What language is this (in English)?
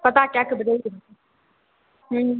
Maithili